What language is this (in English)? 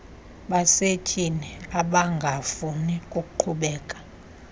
Xhosa